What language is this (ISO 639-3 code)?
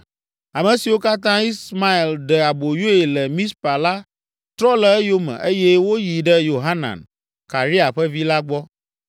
ewe